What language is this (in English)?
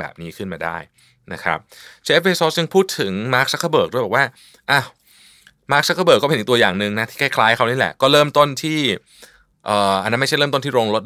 Thai